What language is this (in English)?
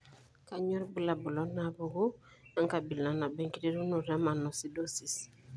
Masai